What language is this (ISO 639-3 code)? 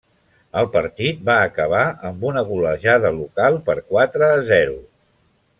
cat